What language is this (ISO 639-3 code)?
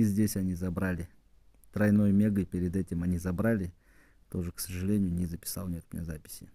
rus